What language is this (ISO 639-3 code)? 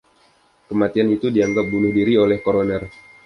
ind